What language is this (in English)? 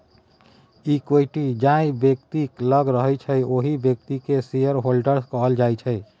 Maithili